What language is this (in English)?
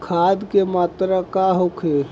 Bhojpuri